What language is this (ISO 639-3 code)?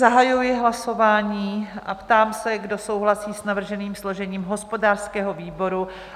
ces